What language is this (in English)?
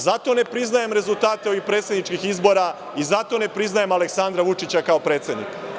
Serbian